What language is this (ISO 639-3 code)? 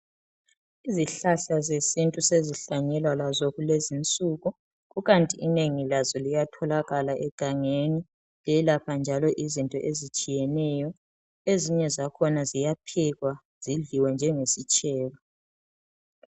nde